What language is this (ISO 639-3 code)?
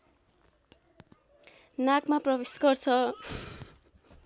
nep